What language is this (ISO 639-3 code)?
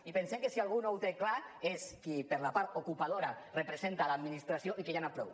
cat